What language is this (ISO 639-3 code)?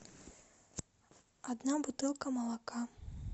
rus